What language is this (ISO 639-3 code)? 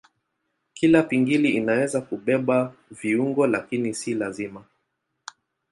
swa